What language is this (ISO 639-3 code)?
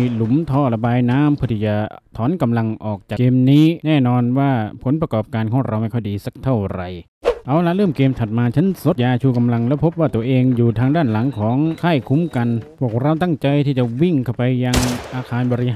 tha